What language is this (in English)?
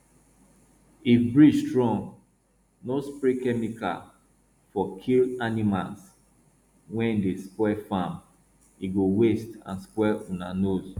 Nigerian Pidgin